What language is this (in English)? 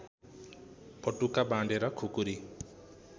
Nepali